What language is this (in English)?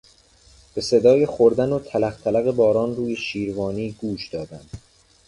Persian